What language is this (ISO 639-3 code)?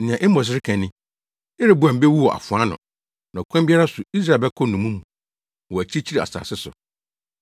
aka